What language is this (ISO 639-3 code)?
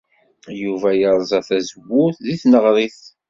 kab